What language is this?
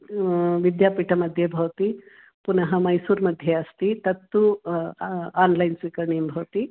Sanskrit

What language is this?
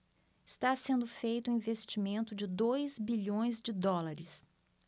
Portuguese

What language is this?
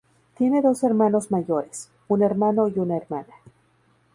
Spanish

